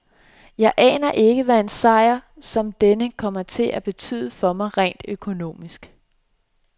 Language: Danish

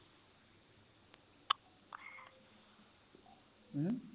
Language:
Punjabi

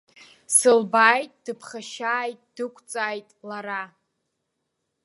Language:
Abkhazian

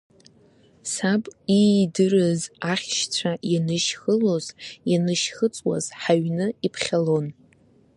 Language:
Abkhazian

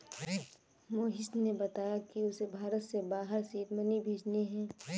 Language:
Hindi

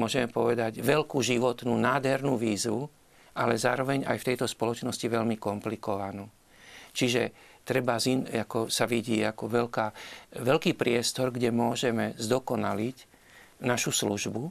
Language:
Slovak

